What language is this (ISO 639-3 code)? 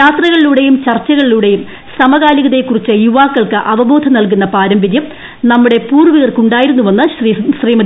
mal